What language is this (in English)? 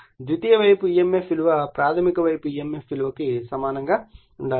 Telugu